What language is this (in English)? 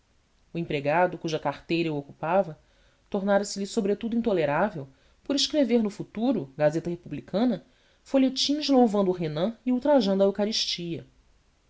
Portuguese